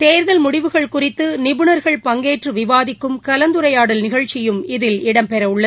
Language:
Tamil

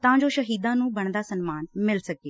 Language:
Punjabi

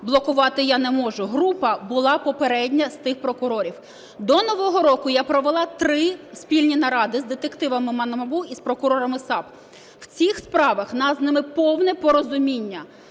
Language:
Ukrainian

